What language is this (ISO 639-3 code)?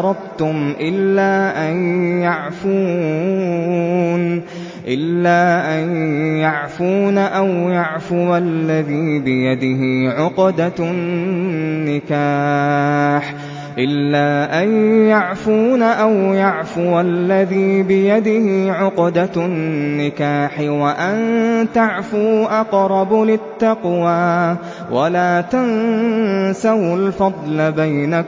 ara